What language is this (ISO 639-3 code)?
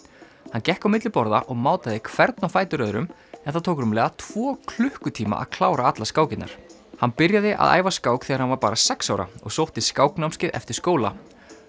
isl